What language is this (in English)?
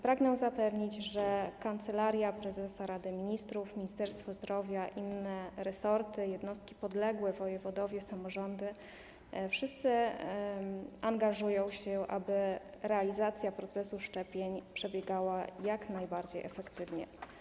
Polish